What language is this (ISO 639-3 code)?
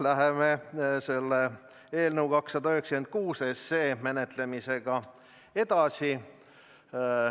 est